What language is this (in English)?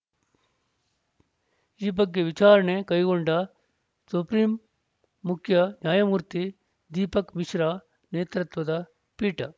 Kannada